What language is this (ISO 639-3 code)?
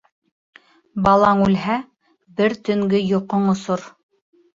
bak